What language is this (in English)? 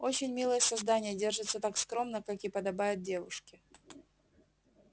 Russian